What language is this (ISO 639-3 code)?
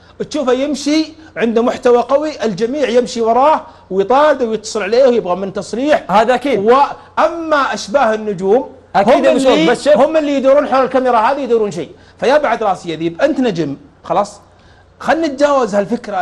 ara